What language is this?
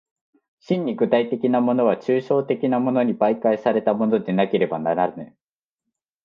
Japanese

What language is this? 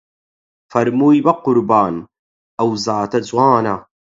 Central Kurdish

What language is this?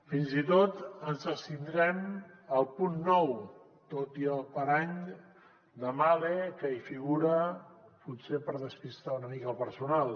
Catalan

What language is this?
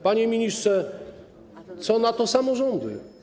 Polish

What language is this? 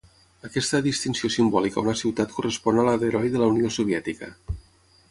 Catalan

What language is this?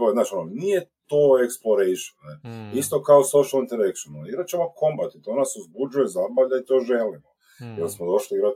Croatian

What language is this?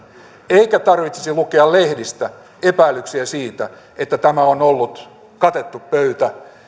Finnish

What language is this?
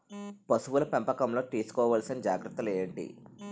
Telugu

